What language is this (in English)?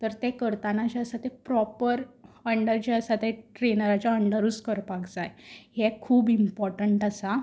Konkani